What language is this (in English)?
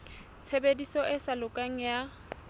Southern Sotho